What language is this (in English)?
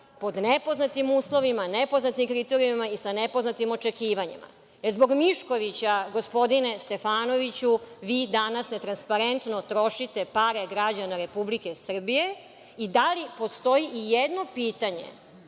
Serbian